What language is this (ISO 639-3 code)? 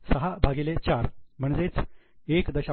mar